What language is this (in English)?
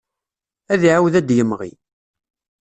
Kabyle